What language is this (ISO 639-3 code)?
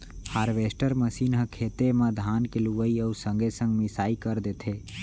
hne